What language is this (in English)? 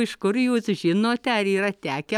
Lithuanian